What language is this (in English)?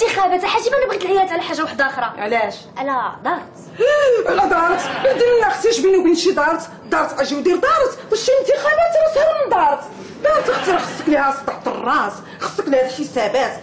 Arabic